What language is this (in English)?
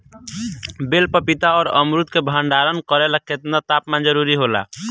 Bhojpuri